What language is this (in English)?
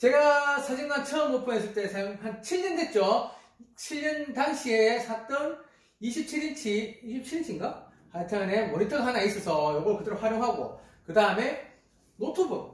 Korean